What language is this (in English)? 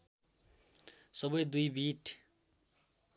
Nepali